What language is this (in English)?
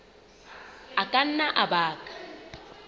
Southern Sotho